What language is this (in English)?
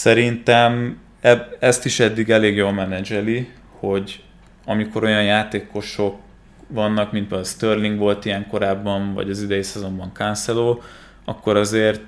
Hungarian